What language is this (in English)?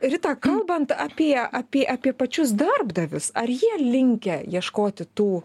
Lithuanian